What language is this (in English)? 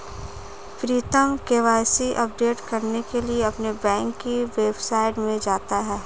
Hindi